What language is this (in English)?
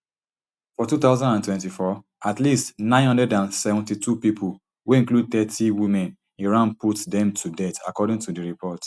Nigerian Pidgin